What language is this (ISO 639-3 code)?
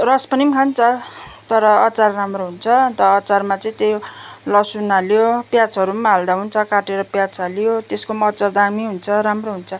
nep